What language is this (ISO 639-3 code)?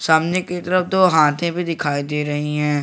hin